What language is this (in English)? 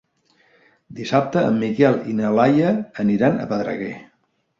Catalan